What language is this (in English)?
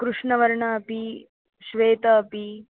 Sanskrit